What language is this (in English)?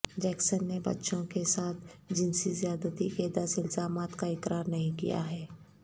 Urdu